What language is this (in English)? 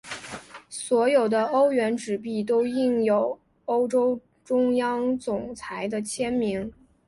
Chinese